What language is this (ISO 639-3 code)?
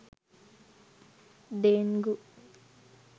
sin